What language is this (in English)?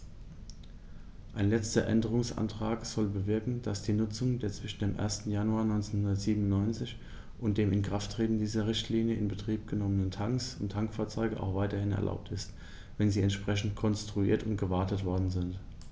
German